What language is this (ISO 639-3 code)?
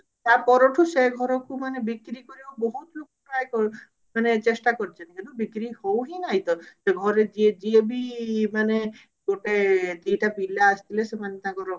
ori